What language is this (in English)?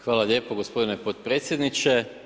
Croatian